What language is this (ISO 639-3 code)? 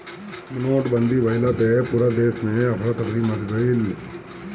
bho